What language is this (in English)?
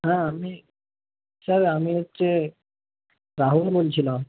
Bangla